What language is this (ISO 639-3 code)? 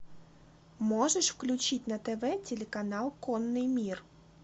rus